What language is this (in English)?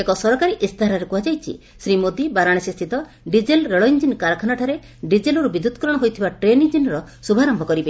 Odia